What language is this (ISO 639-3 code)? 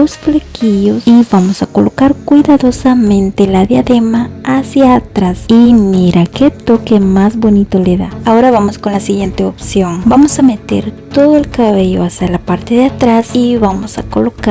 spa